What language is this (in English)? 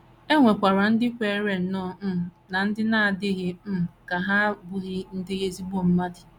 Igbo